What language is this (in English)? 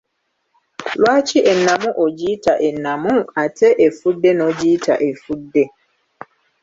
Ganda